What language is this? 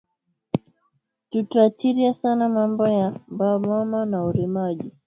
Swahili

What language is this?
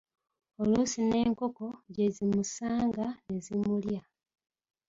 Ganda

